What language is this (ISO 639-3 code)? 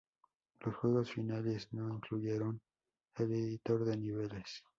spa